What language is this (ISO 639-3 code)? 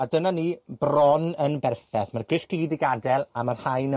cym